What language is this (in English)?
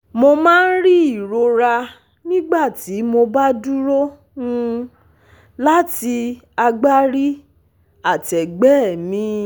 Yoruba